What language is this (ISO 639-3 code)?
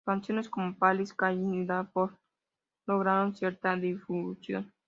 spa